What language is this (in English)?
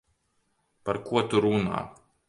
Latvian